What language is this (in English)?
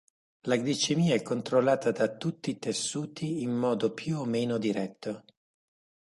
Italian